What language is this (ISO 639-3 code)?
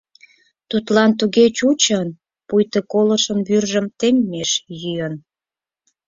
chm